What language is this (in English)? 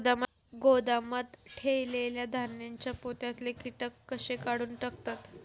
Marathi